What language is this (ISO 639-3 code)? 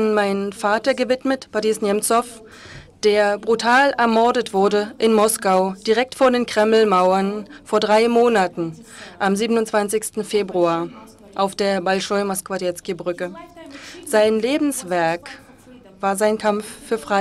deu